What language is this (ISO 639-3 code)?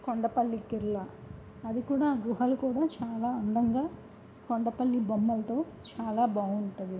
tel